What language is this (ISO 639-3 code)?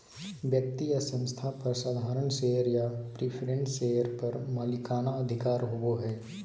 mag